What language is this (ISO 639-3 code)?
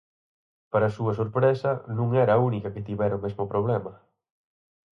glg